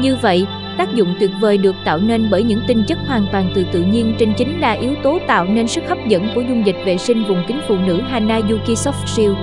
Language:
Vietnamese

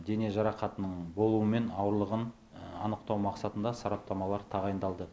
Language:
Kazakh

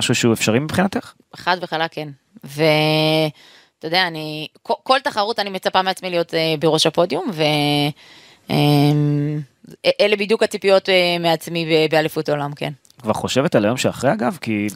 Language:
Hebrew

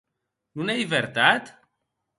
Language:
Occitan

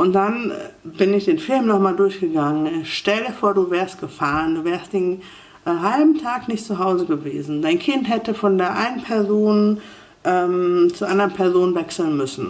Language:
German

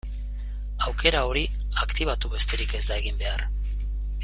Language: Basque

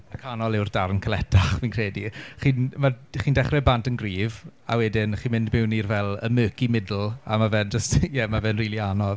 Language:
Welsh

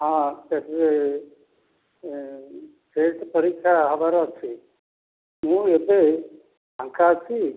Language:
Odia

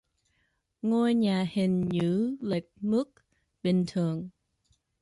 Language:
Vietnamese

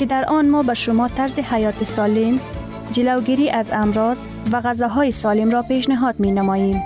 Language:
Persian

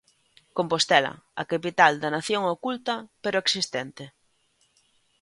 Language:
Galician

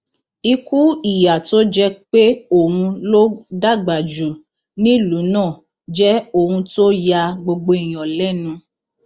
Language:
Yoruba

